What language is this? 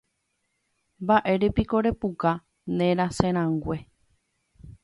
Guarani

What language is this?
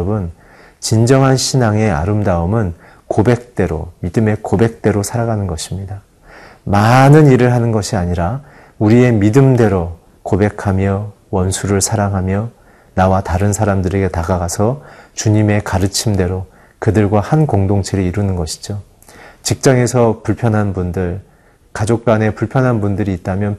Korean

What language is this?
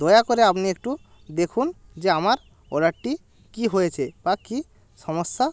Bangla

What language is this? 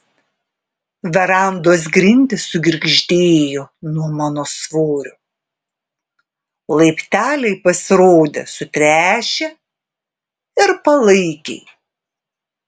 Lithuanian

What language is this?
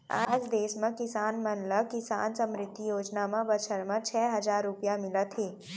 Chhattisgarhi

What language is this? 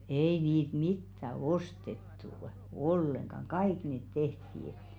Finnish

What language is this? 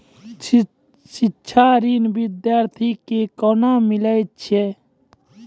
Maithili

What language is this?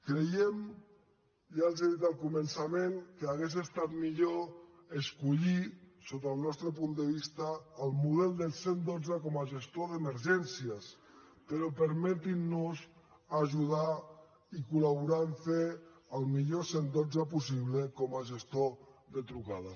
Catalan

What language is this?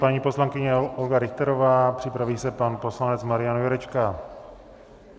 Czech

